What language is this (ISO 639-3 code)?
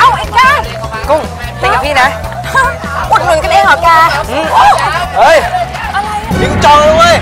tha